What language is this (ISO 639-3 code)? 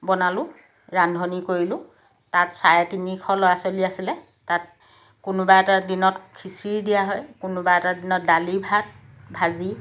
asm